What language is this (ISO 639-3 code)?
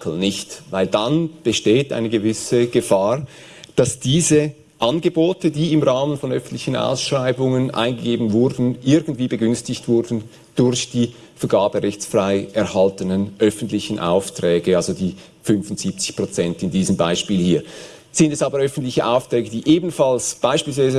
deu